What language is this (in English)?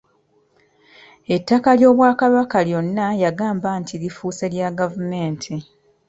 Ganda